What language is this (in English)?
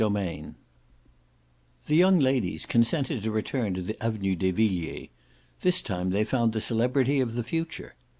English